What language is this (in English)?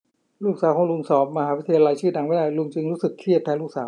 Thai